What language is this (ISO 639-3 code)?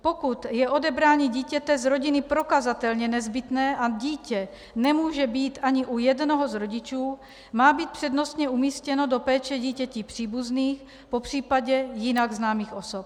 ces